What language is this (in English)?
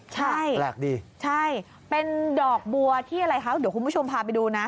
Thai